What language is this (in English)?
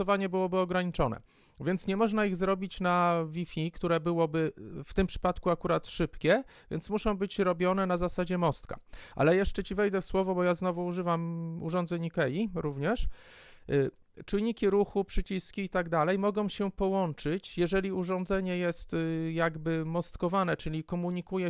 Polish